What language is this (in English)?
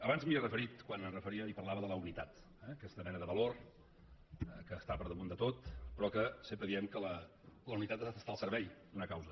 Catalan